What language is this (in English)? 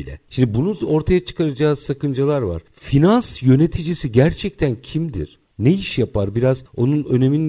Turkish